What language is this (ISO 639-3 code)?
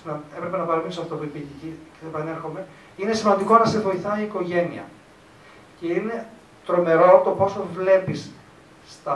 ell